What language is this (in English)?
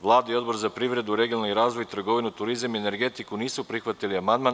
Serbian